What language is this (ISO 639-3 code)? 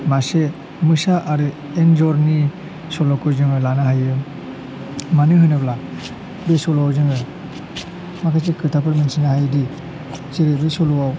brx